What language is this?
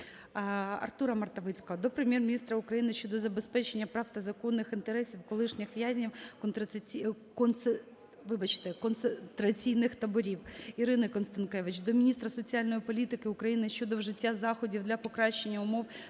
Ukrainian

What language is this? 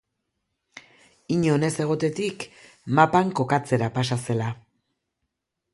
Basque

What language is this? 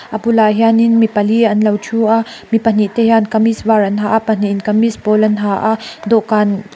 Mizo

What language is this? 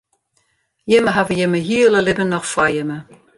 Western Frisian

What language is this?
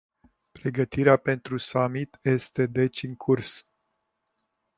Romanian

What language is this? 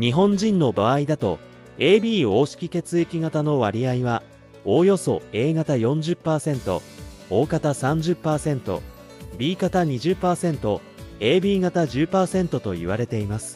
Japanese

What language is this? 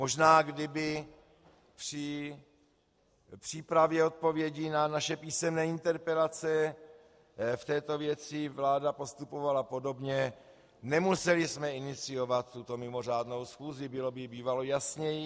Czech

